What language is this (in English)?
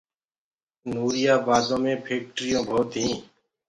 Gurgula